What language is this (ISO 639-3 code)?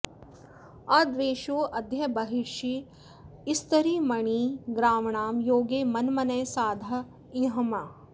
san